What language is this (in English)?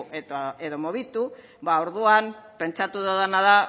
Basque